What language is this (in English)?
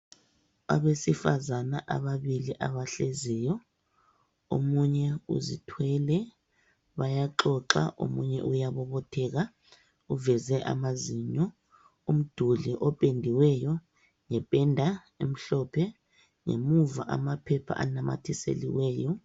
North Ndebele